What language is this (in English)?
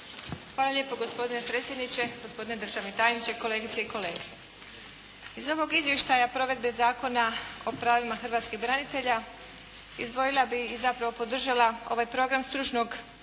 Croatian